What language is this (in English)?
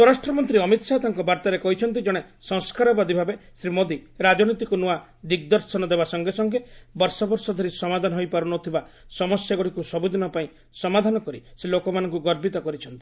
Odia